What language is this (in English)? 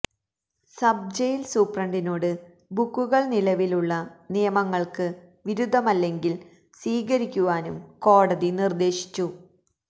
Malayalam